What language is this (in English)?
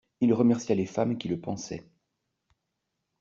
French